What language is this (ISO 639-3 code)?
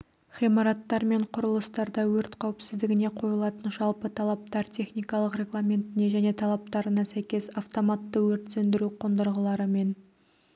kaz